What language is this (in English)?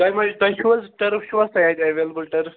Kashmiri